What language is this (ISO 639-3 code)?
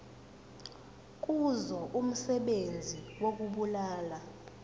zul